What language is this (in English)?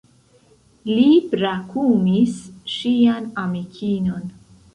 Esperanto